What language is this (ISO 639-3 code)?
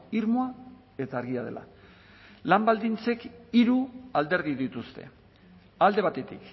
eus